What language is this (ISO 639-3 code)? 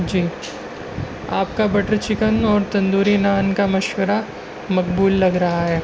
urd